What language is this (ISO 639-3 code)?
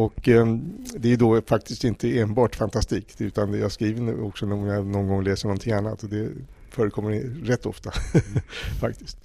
swe